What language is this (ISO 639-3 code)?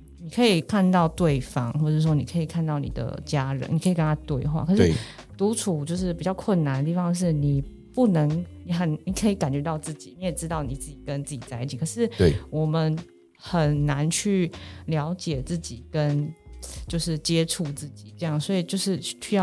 zho